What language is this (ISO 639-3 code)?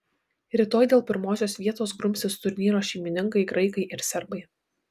lit